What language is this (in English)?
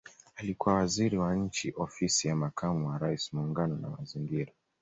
Swahili